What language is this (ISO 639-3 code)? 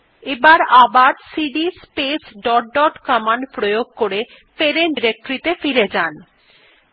ben